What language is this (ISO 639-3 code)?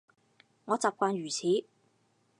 yue